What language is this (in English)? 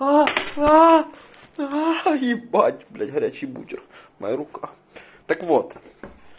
Russian